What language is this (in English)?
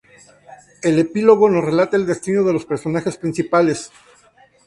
Spanish